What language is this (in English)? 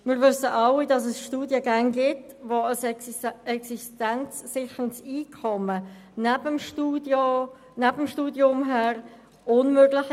Swiss German